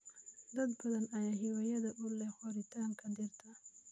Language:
Somali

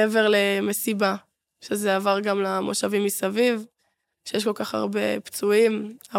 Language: Hebrew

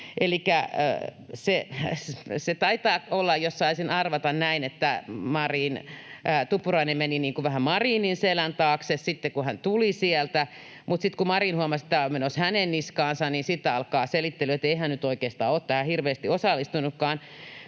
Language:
Finnish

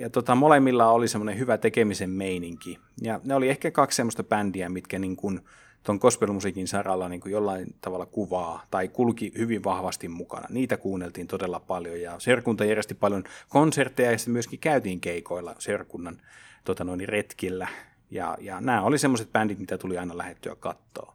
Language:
Finnish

